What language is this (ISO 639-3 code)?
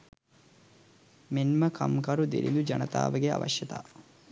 sin